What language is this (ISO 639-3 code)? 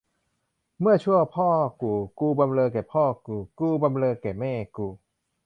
tha